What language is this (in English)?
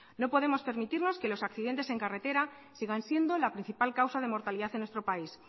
Spanish